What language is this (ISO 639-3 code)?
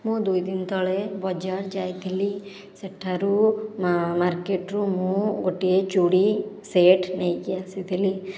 ori